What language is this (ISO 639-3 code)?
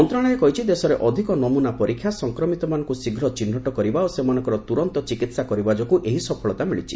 ori